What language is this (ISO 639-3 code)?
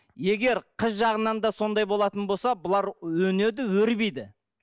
kaz